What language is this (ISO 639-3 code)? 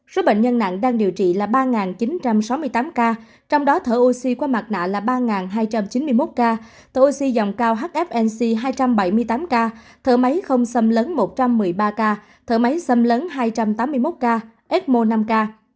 vie